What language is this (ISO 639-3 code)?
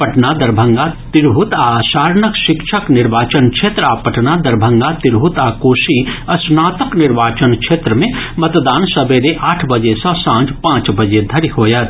mai